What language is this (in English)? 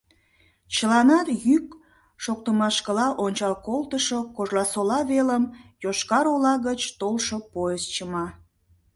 Mari